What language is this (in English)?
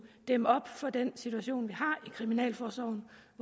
Danish